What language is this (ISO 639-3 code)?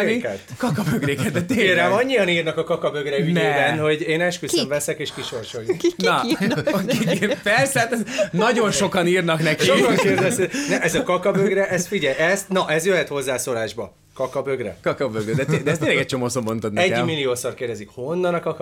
hun